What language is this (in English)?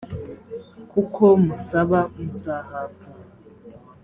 Kinyarwanda